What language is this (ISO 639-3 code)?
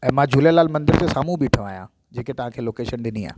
snd